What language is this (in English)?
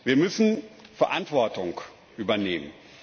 German